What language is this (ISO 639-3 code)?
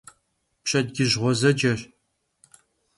kbd